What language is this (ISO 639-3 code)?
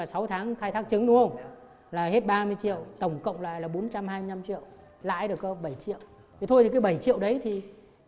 vie